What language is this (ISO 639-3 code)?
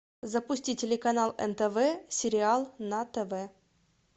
rus